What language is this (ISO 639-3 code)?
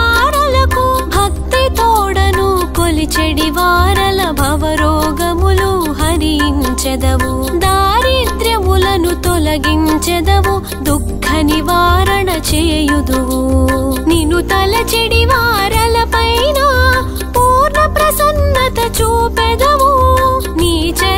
tel